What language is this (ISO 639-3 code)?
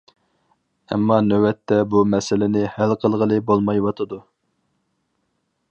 uig